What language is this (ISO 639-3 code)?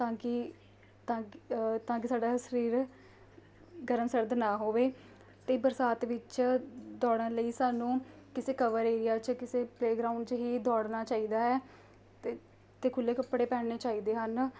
pan